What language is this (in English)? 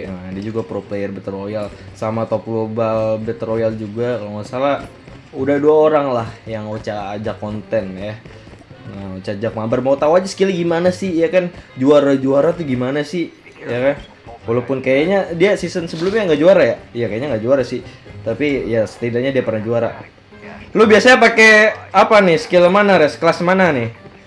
Indonesian